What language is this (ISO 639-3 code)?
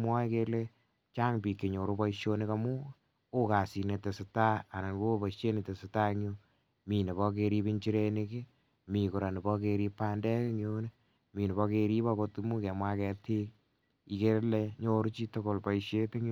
kln